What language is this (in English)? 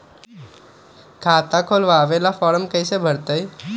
Magahi